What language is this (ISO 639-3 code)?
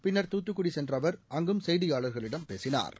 tam